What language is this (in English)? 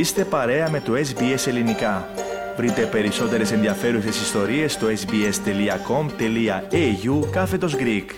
Greek